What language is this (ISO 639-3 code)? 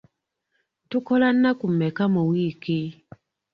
lug